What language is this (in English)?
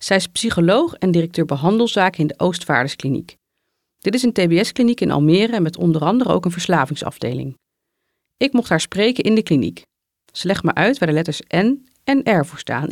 Dutch